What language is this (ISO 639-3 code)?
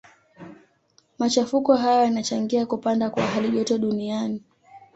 swa